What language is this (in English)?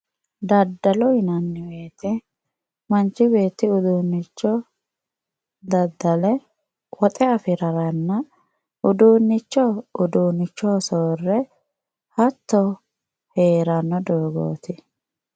Sidamo